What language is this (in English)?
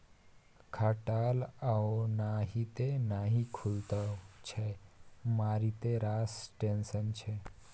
Maithili